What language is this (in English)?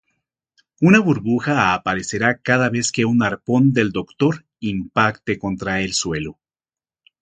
Spanish